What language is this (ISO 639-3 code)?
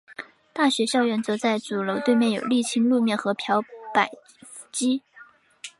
zho